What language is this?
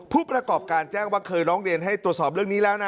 Thai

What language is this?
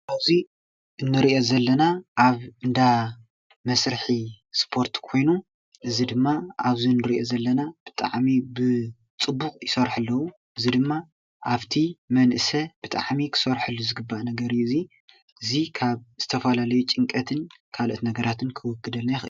Tigrinya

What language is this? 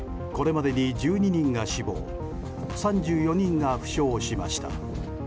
Japanese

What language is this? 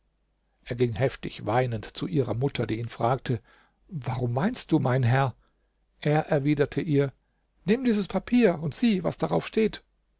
German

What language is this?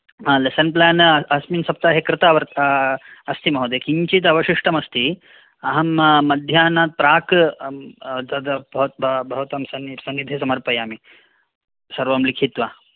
Sanskrit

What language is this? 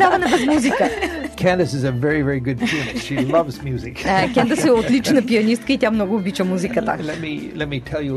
Bulgarian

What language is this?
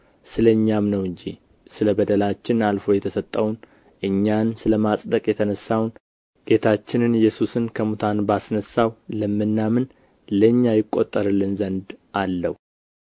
Amharic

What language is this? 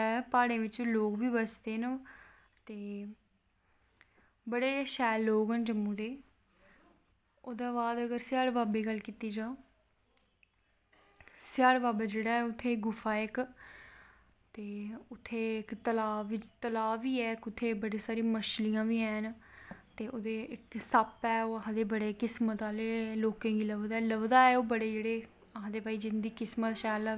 Dogri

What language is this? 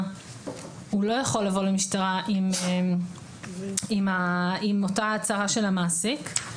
Hebrew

